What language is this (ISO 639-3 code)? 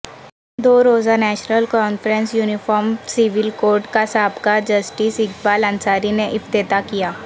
urd